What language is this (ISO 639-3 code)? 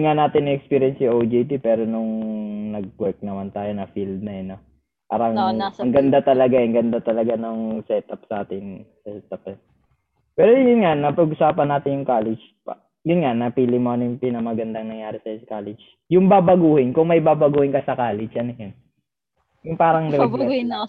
fil